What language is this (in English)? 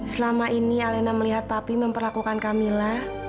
Indonesian